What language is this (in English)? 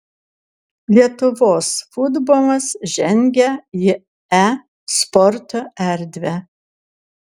Lithuanian